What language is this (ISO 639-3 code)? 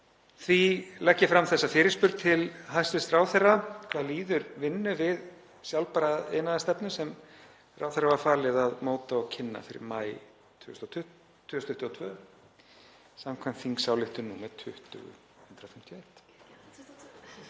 isl